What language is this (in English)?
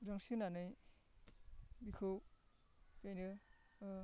Bodo